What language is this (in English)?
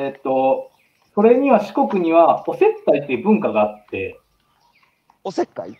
Japanese